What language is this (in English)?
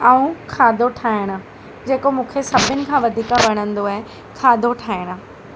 Sindhi